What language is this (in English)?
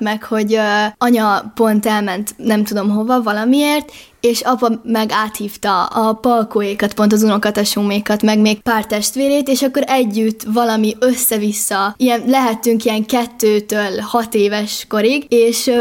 Hungarian